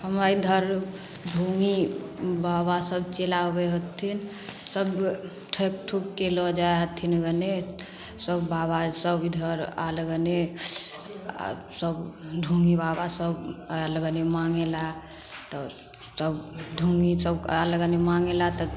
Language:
Maithili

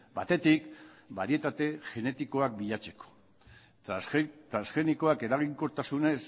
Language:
Basque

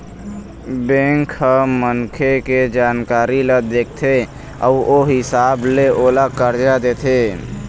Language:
Chhattisgarhi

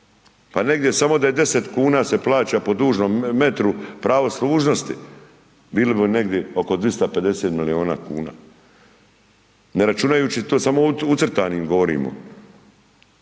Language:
Croatian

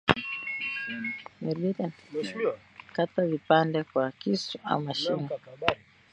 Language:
Swahili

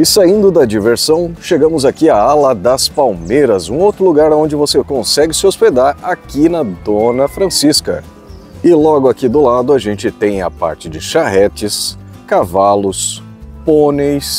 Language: Portuguese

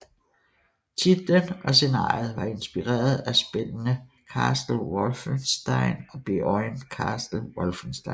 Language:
Danish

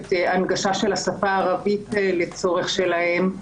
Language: Hebrew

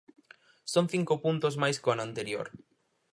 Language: Galician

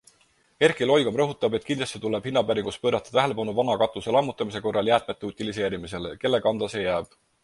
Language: Estonian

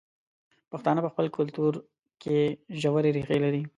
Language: Pashto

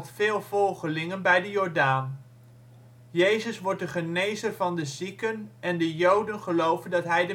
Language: Dutch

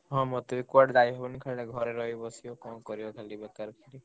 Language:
Odia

